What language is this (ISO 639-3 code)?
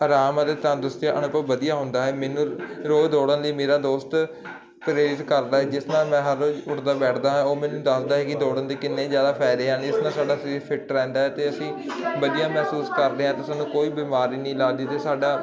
pan